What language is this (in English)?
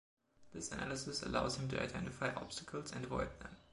English